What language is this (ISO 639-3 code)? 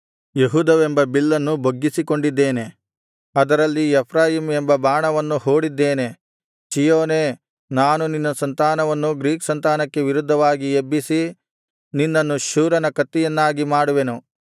kan